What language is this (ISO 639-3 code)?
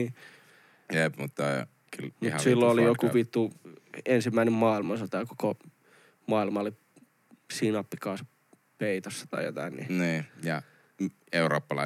fin